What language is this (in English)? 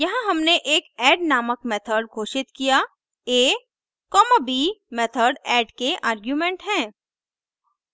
Hindi